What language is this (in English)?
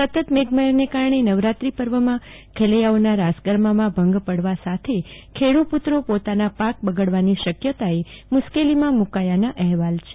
Gujarati